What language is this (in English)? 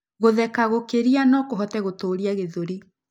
Kikuyu